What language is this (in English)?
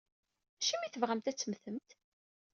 Kabyle